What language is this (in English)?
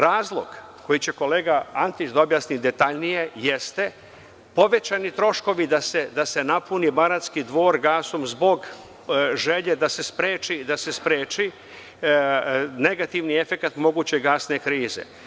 Serbian